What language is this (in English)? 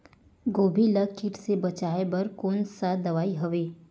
Chhattisgarhi